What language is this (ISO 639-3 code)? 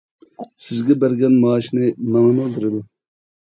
uig